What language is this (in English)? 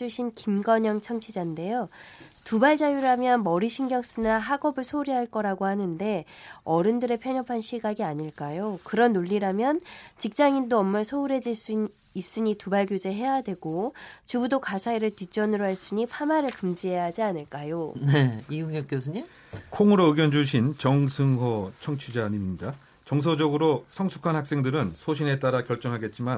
Korean